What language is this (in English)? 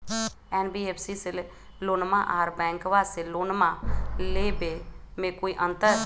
Magahi